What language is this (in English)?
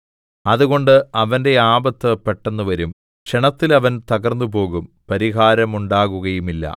Malayalam